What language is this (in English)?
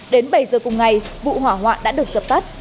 Vietnamese